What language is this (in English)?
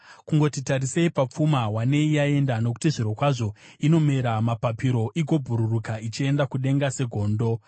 Shona